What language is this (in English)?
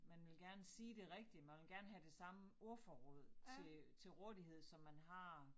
Danish